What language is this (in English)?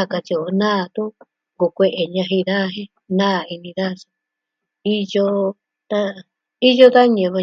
Southwestern Tlaxiaco Mixtec